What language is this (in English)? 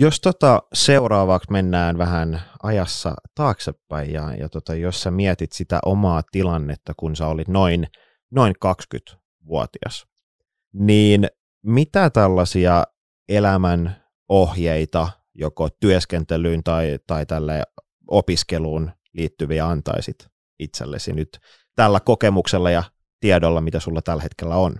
Finnish